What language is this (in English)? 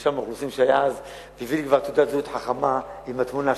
Hebrew